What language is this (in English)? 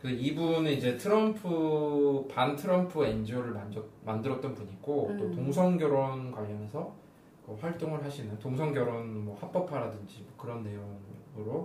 Korean